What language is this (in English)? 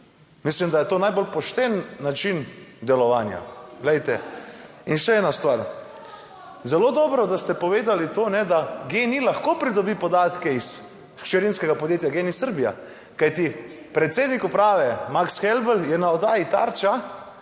Slovenian